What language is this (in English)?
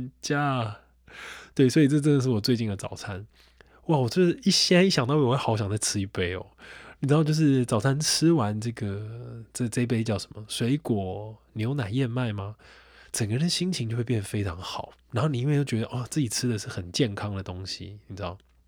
Chinese